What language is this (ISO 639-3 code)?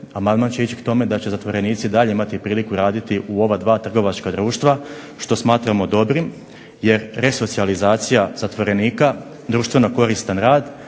hrv